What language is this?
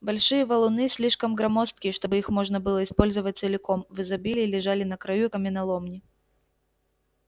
Russian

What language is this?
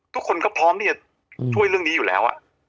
Thai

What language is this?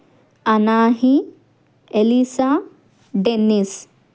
Telugu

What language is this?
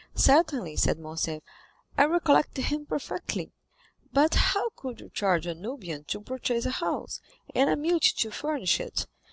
English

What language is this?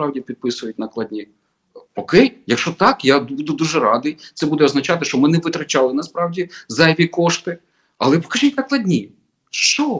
Ukrainian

